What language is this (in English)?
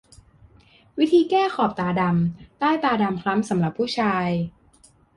Thai